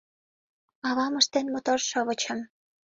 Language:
Mari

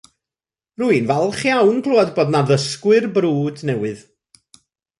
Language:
Welsh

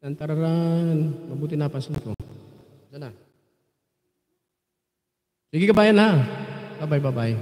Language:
Filipino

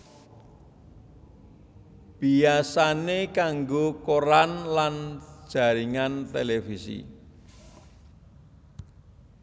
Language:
Javanese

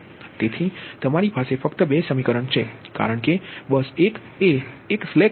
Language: Gujarati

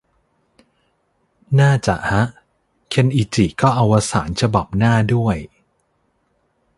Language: Thai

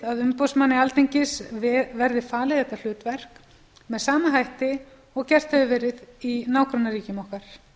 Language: Icelandic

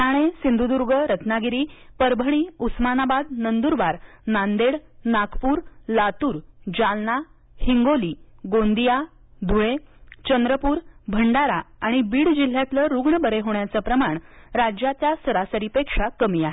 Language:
Marathi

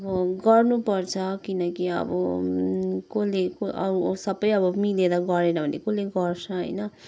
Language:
Nepali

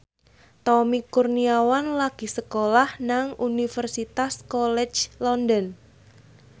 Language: Javanese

